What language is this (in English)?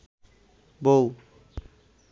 Bangla